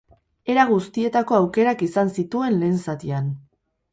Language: Basque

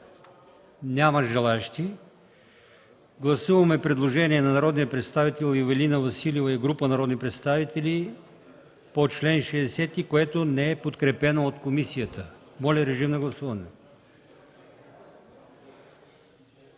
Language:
Bulgarian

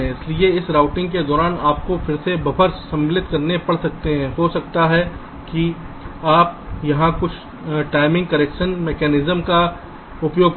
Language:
Hindi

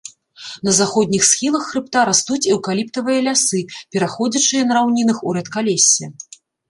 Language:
Belarusian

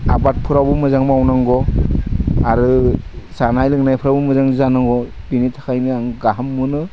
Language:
Bodo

